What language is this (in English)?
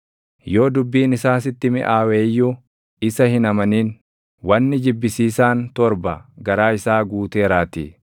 Oromo